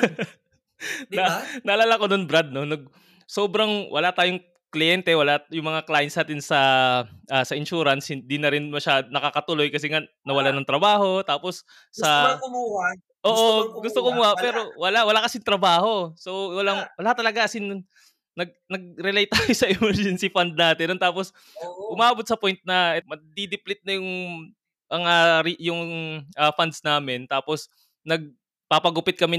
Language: Filipino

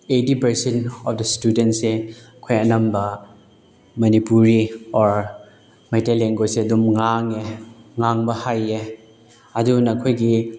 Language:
Manipuri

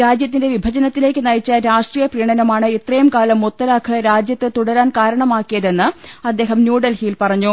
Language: Malayalam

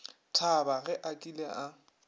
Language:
Northern Sotho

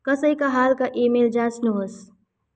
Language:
Nepali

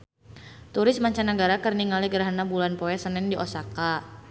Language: Sundanese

